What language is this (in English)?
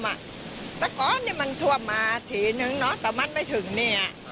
Thai